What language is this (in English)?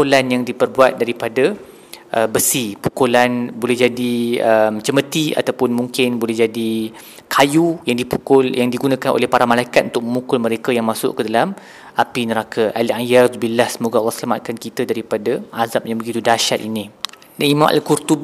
Malay